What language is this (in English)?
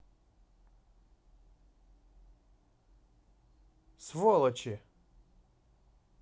Russian